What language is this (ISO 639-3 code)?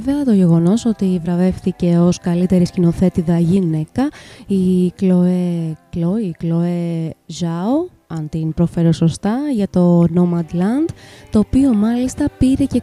ell